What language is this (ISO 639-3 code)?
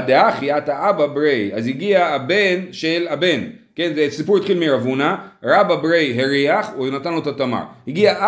heb